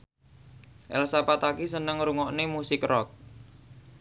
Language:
Javanese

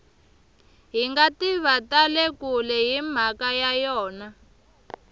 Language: Tsonga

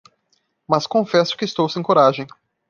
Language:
Portuguese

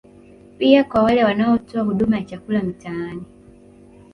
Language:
Swahili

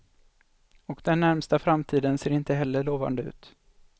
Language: Swedish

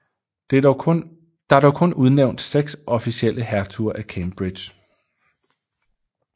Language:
Danish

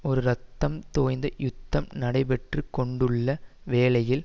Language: Tamil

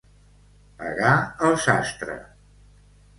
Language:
Catalan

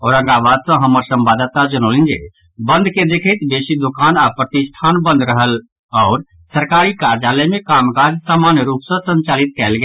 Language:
Maithili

